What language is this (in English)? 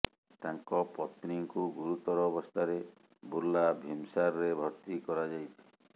Odia